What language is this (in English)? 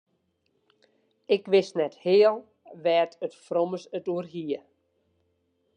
Western Frisian